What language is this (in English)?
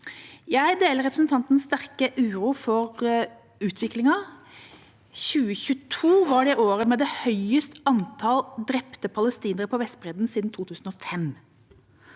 Norwegian